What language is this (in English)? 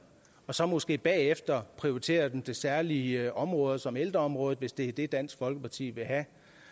Danish